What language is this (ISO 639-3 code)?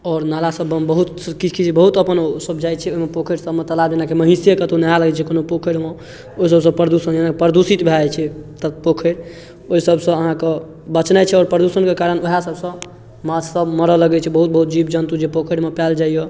mai